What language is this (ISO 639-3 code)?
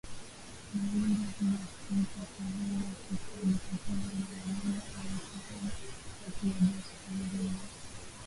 swa